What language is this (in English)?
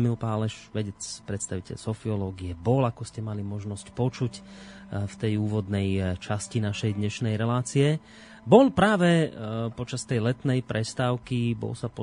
Slovak